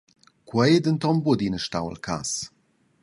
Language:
Romansh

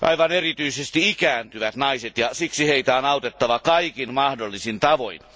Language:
Finnish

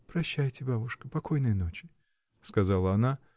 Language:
Russian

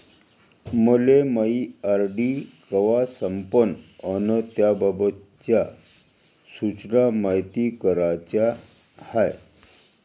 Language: Marathi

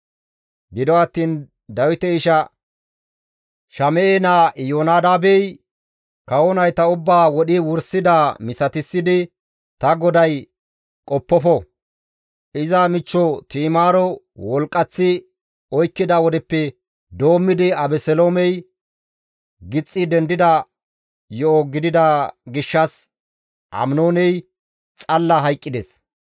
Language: Gamo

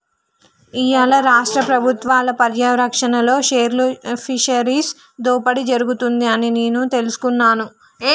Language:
Telugu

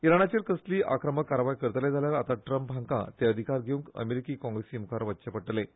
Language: Konkani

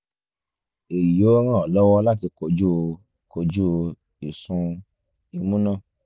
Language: Yoruba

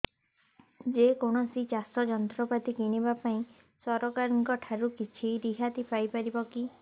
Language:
Odia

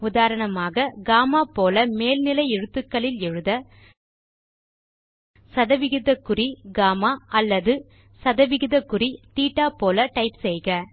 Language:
Tamil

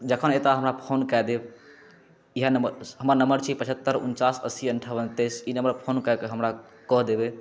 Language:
Maithili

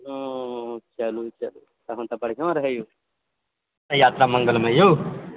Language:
Maithili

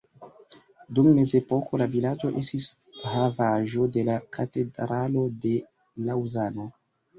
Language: Esperanto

